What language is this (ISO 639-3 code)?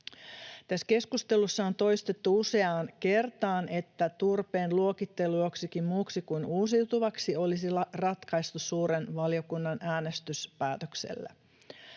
fin